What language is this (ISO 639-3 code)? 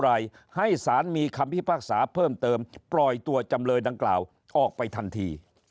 tha